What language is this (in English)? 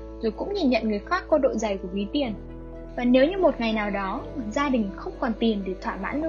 Vietnamese